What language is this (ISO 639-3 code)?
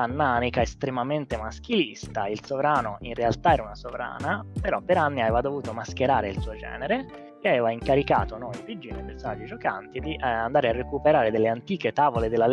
ita